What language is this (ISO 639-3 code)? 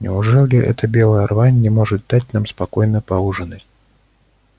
rus